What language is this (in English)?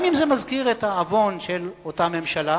Hebrew